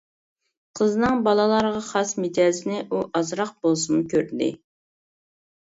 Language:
Uyghur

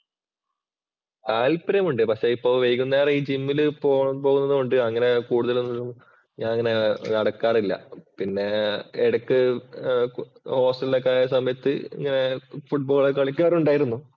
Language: Malayalam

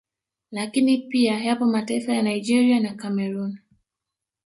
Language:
Swahili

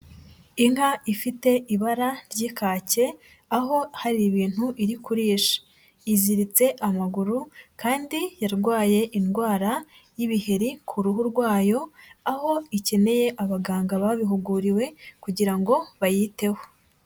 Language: Kinyarwanda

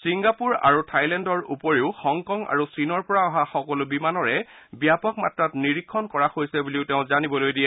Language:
Assamese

